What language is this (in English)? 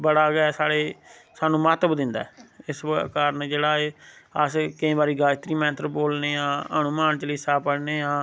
Dogri